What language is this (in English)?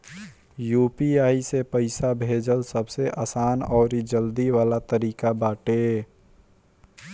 Bhojpuri